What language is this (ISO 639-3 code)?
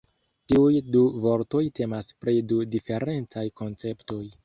epo